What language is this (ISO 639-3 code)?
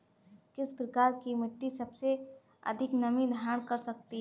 hin